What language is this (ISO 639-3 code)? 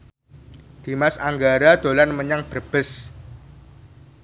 jav